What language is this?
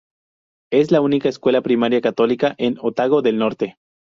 Spanish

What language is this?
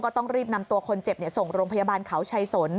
Thai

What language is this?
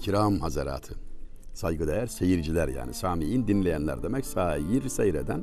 Turkish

